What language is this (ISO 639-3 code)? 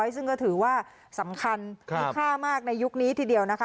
tha